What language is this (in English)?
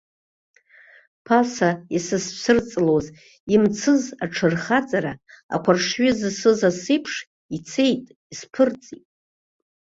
Abkhazian